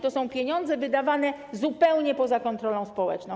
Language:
Polish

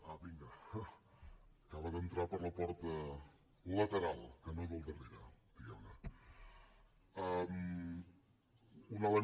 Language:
Catalan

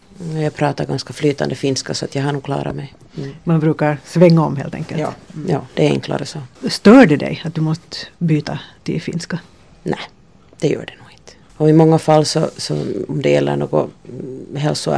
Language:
Swedish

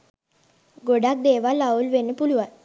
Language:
Sinhala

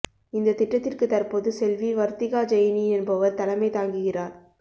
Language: Tamil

